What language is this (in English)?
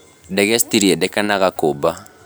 Kikuyu